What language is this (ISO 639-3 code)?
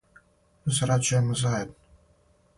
srp